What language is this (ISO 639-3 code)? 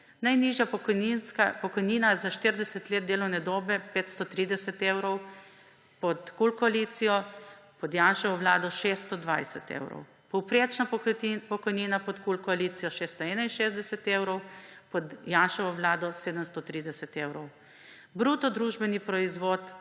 slv